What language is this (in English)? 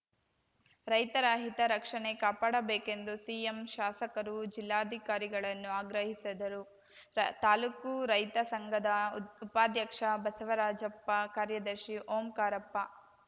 Kannada